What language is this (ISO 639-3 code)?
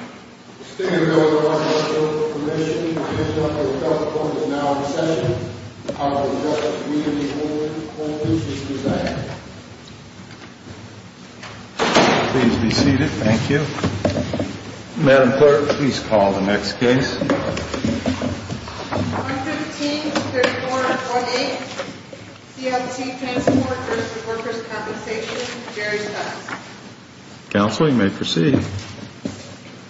eng